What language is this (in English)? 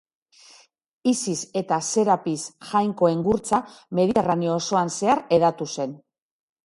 Basque